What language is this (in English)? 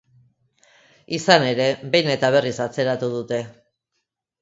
Basque